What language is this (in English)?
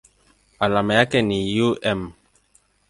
Swahili